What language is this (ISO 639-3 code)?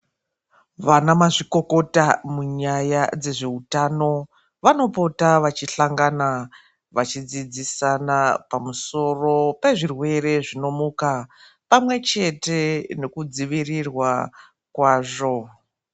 ndc